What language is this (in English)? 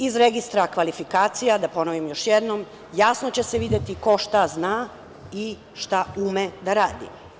Serbian